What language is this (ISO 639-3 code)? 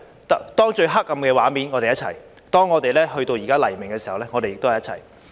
yue